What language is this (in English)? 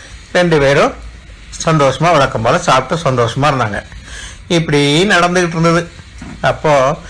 Tamil